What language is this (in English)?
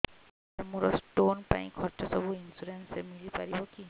Odia